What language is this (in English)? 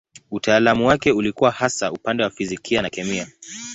Swahili